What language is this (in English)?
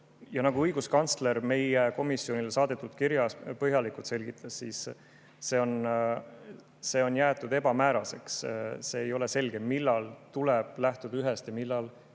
Estonian